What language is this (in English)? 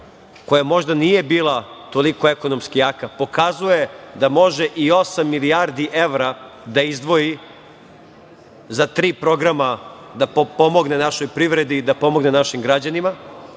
Serbian